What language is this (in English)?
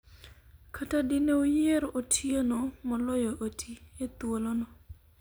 Luo (Kenya and Tanzania)